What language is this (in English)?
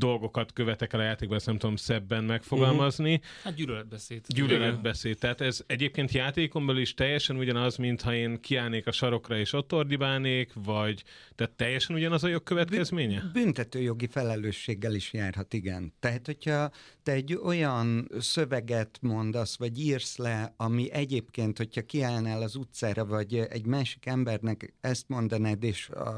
Hungarian